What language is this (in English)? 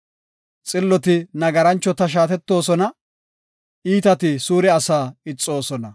Gofa